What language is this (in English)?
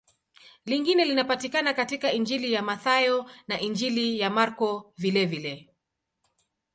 Swahili